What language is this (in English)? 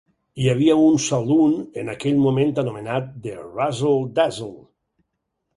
Catalan